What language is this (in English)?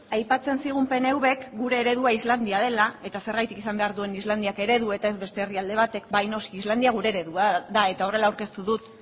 Basque